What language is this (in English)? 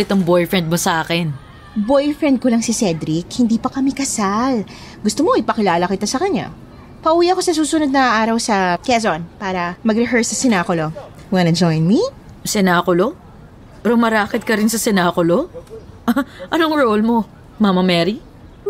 Filipino